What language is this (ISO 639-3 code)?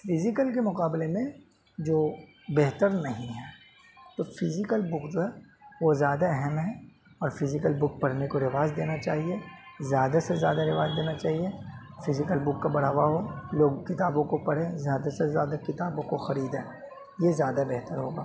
urd